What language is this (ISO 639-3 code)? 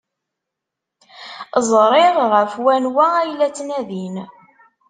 kab